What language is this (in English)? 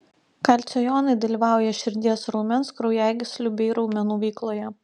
Lithuanian